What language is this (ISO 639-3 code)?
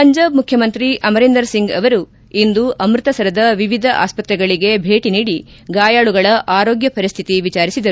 kan